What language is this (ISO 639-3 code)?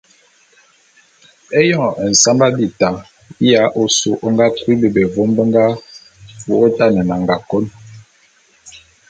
bum